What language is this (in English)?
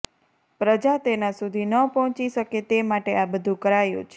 Gujarati